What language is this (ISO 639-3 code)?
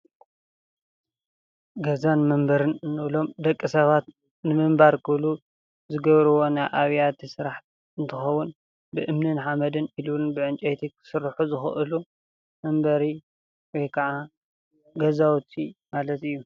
tir